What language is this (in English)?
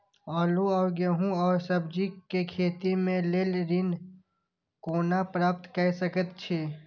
Maithili